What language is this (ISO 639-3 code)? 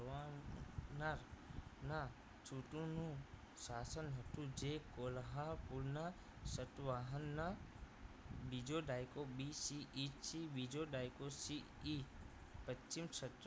guj